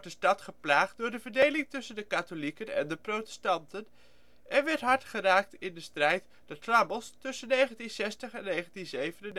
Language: Dutch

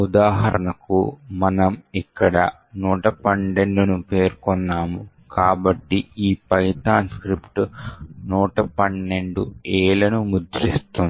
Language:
Telugu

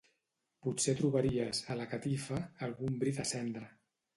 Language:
Catalan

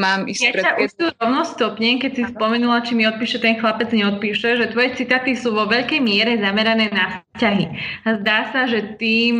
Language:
Slovak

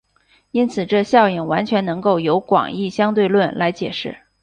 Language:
Chinese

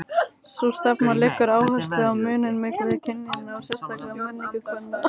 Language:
Icelandic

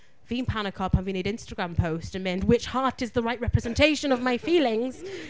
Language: Welsh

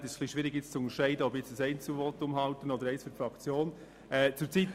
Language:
Swiss German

